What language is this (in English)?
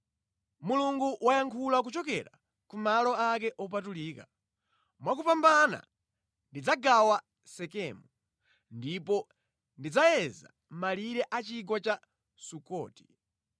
Nyanja